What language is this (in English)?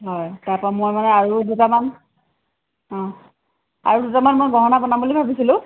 Assamese